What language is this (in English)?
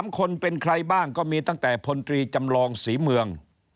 Thai